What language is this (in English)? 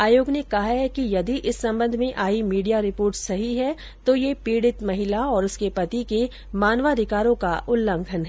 Hindi